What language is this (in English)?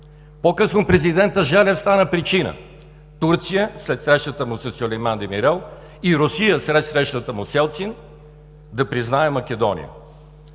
Bulgarian